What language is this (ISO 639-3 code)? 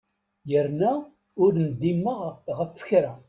kab